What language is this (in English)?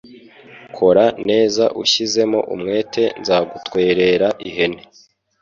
Kinyarwanda